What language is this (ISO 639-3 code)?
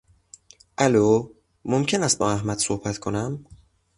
fas